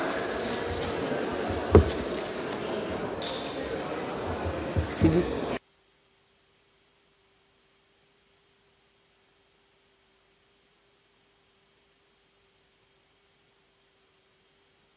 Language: Serbian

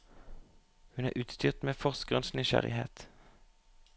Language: Norwegian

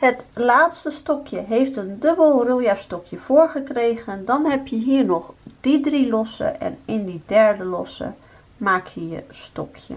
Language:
Dutch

